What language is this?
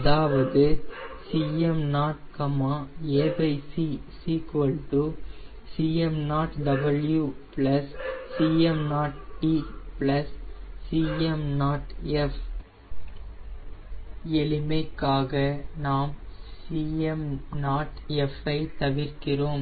Tamil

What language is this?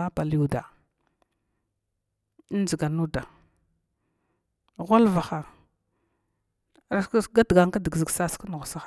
Glavda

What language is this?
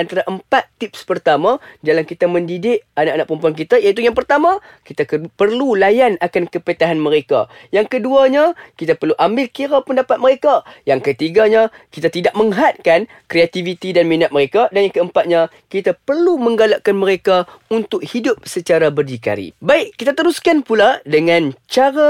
Malay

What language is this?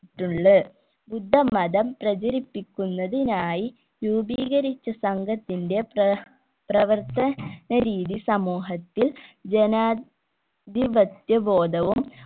Malayalam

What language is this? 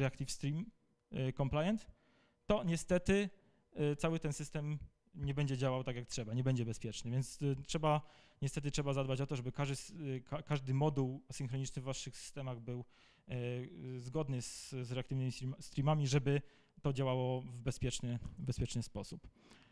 Polish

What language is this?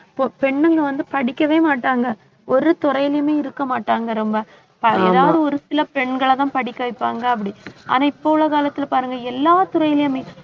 Tamil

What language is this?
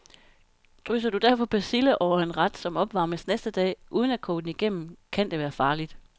Danish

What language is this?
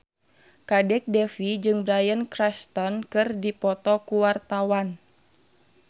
Sundanese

